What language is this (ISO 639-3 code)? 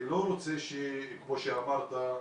heb